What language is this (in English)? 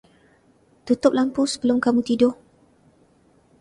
Malay